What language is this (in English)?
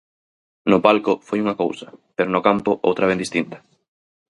Galician